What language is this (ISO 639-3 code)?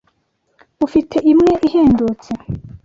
kin